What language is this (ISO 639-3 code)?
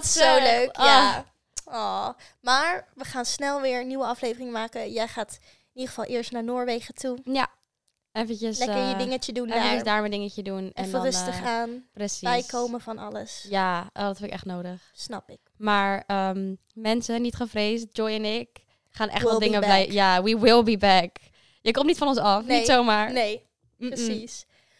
nld